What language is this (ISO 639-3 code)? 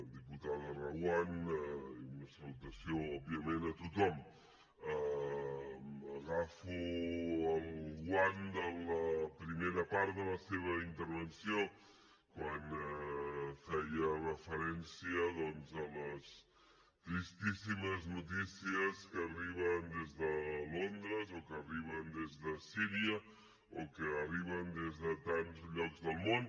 cat